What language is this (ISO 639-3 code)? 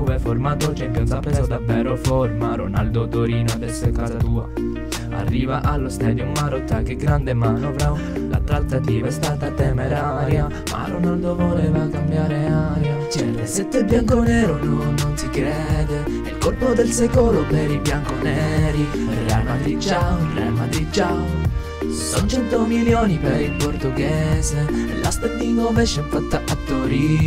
ita